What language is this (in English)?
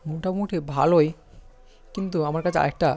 Bangla